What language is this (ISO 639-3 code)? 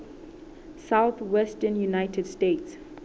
sot